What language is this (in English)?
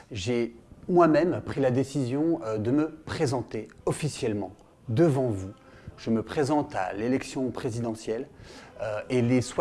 French